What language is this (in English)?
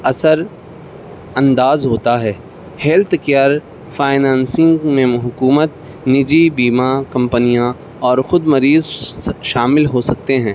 Urdu